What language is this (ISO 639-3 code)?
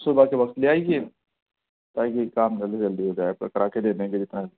urd